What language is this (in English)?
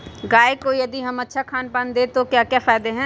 Magahi